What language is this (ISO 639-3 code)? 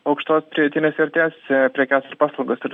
lit